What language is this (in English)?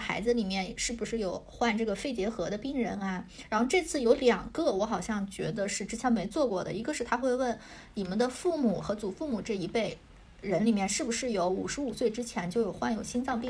Chinese